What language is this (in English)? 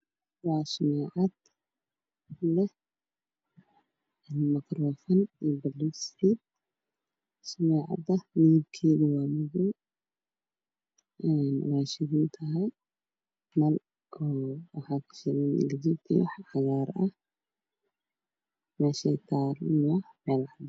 Somali